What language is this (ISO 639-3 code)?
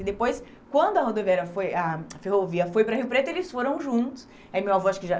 por